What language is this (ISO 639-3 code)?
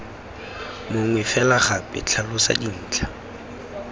tsn